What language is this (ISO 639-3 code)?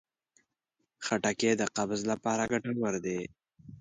pus